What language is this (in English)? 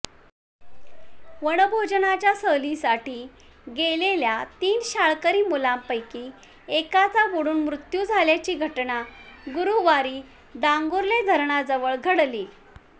Marathi